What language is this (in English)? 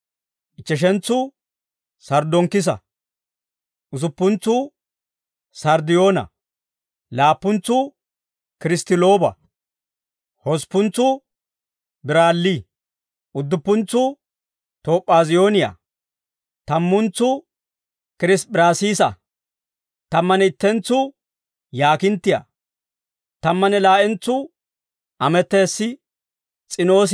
Dawro